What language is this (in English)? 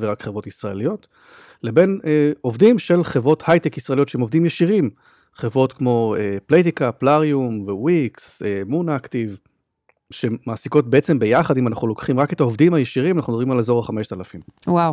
Hebrew